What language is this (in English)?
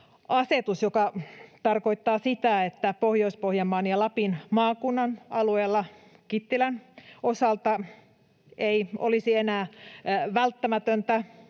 Finnish